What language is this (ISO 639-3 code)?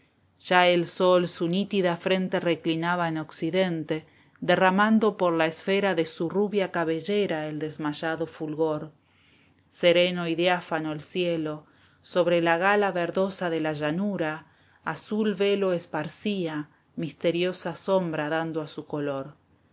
spa